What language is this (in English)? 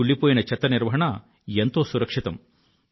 Telugu